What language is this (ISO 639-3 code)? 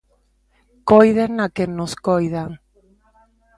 glg